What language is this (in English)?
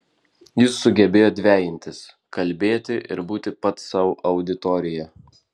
Lithuanian